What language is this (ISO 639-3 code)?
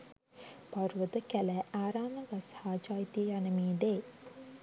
sin